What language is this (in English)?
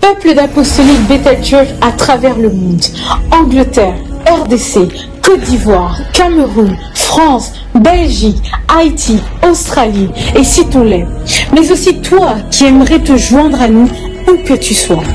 French